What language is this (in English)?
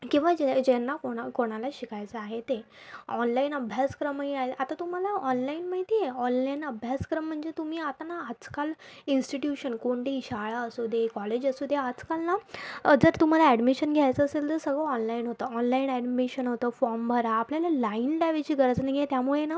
Marathi